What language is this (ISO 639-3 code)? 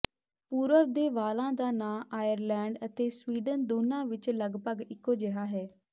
pan